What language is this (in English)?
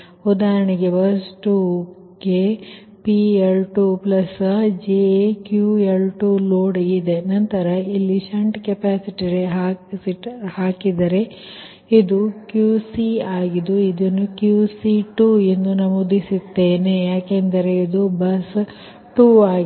Kannada